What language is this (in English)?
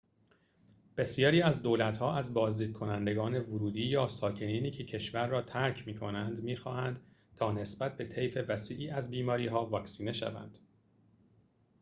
Persian